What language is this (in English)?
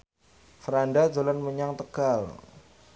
Javanese